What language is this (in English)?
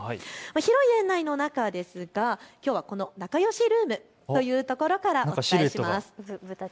Japanese